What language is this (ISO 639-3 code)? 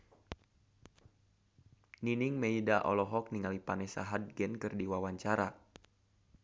sun